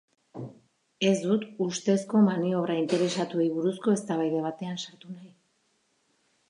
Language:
Basque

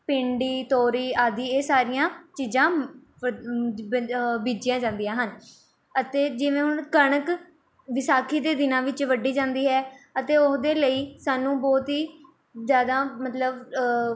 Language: Punjabi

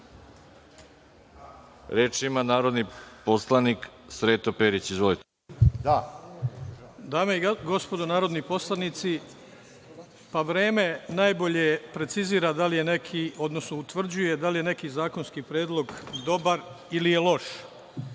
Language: Serbian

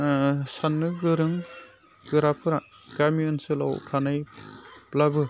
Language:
Bodo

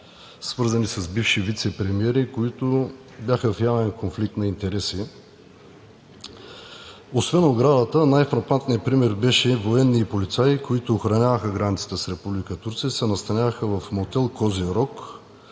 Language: Bulgarian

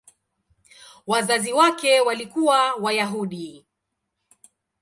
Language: Swahili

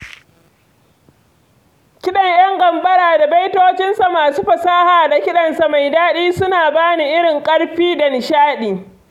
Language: Hausa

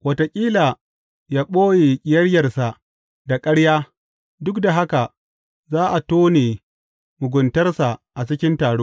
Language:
Hausa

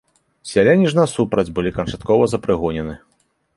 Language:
Belarusian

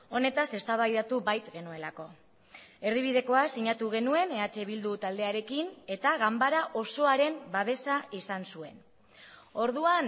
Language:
Basque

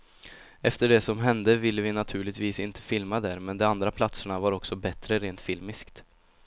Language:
Swedish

